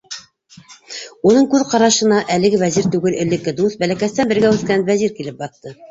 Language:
Bashkir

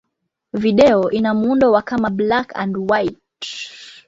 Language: Swahili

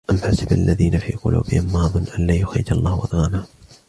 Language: Arabic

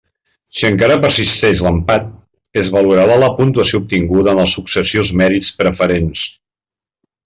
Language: Catalan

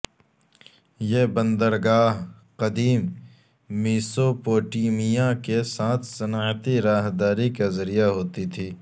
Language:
Urdu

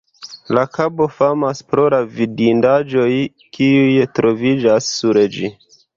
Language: Esperanto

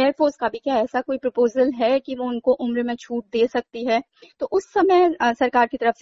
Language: Hindi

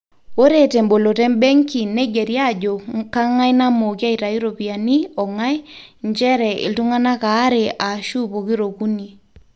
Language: Masai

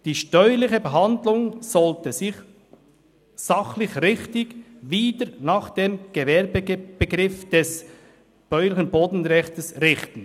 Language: Swiss German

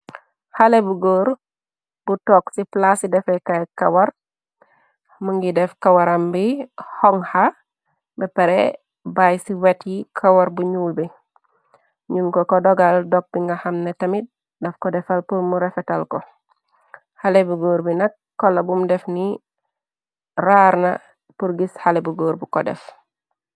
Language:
Wolof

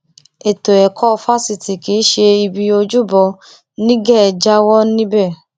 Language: Yoruba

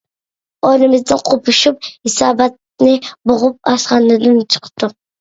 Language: Uyghur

